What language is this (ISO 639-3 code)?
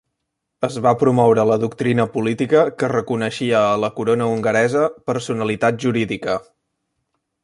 cat